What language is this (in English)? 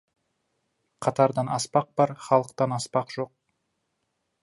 Kazakh